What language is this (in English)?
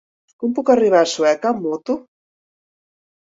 Catalan